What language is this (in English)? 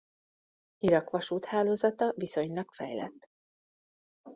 Hungarian